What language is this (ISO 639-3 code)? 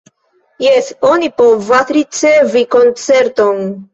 epo